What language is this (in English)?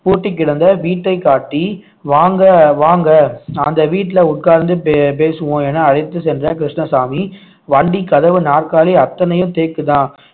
Tamil